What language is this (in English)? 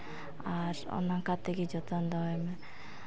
Santali